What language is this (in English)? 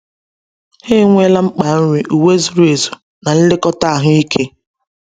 Igbo